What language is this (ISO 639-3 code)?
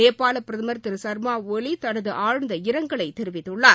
tam